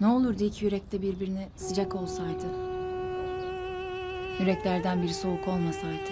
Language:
Turkish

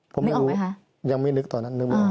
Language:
Thai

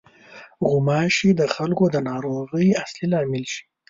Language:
Pashto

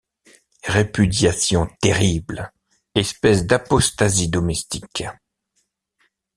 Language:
French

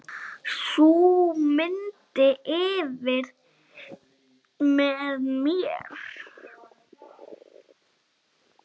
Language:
Icelandic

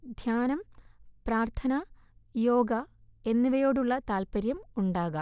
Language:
Malayalam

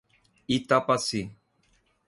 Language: Portuguese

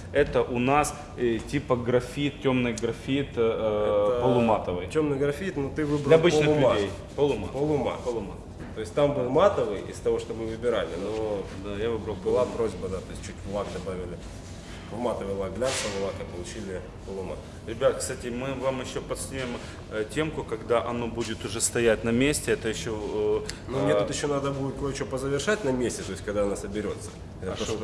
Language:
Russian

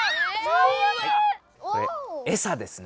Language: Japanese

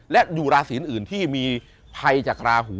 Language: Thai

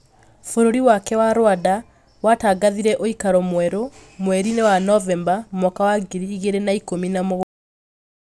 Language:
Kikuyu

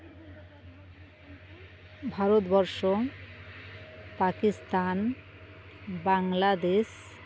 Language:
Santali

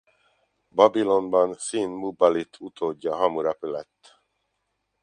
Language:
Hungarian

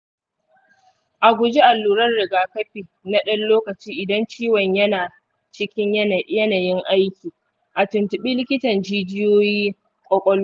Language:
Hausa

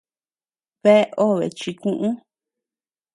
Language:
Tepeuxila Cuicatec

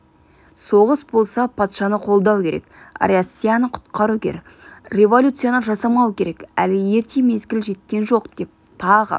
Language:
Kazakh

